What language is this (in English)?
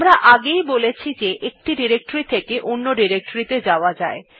Bangla